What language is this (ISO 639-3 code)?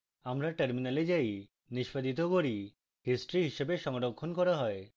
ben